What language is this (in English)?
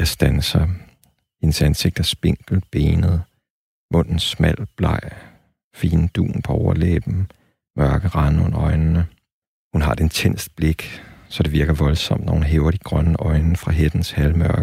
Danish